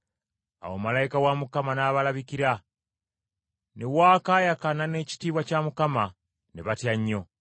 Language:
Ganda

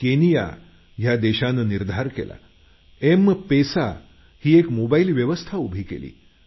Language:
Marathi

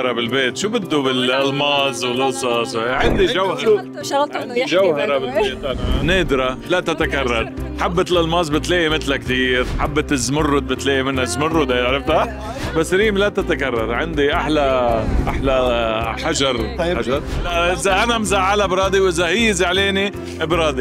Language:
Arabic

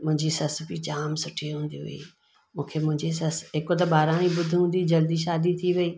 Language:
Sindhi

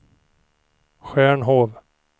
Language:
Swedish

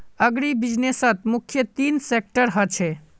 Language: Magahi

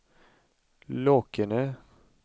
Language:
Swedish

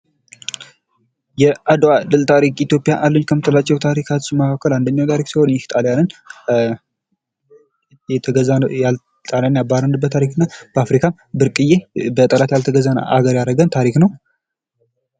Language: Amharic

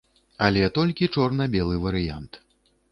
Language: Belarusian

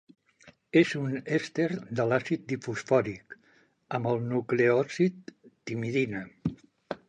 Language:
Catalan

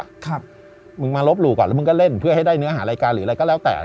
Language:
Thai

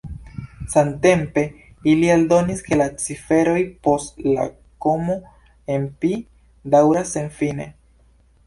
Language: Esperanto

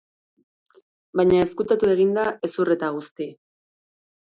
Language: Basque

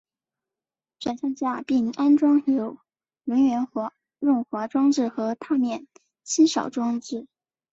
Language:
Chinese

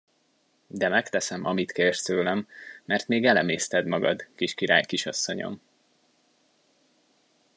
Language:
Hungarian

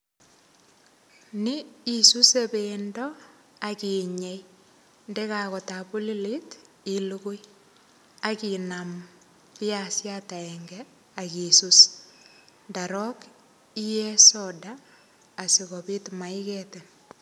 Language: Kalenjin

